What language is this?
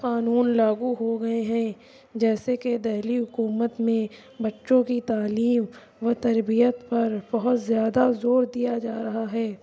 Urdu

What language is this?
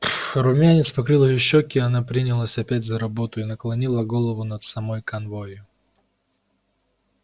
Russian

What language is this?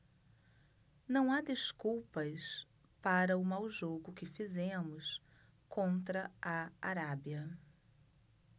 Portuguese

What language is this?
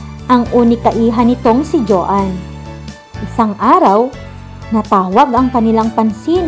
Filipino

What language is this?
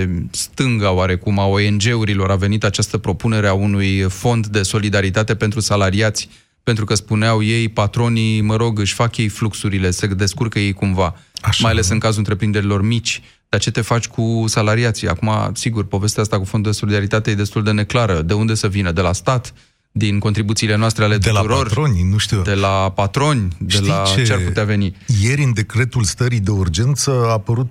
Romanian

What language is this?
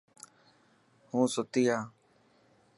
Dhatki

